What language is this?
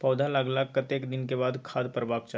Maithili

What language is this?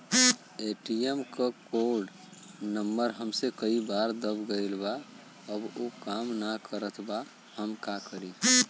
Bhojpuri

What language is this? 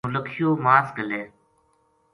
Gujari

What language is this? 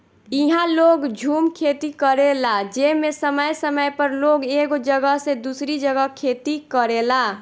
Bhojpuri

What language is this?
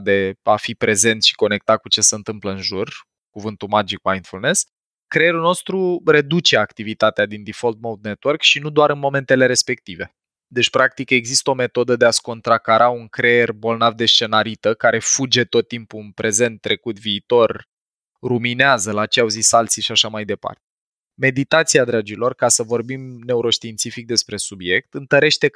Romanian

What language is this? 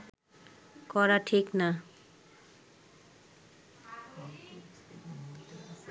Bangla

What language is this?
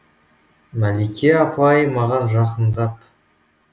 Kazakh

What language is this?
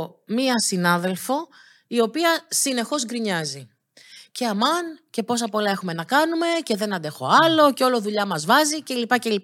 Greek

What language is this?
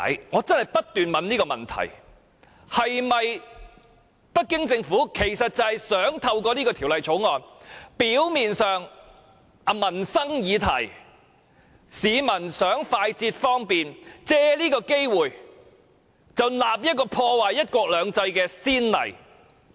Cantonese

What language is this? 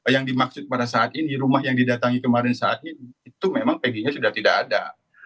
Indonesian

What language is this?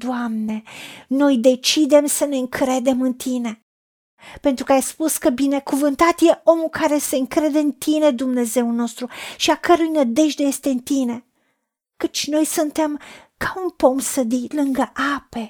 Romanian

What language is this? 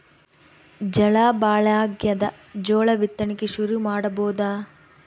Kannada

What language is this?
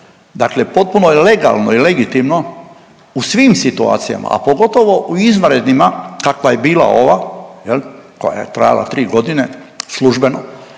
Croatian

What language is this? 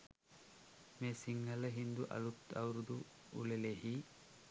Sinhala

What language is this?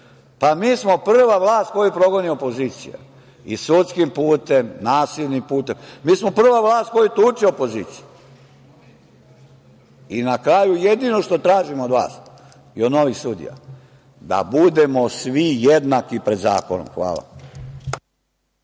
Serbian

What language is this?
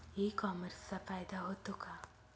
Marathi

